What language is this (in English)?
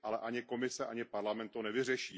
Czech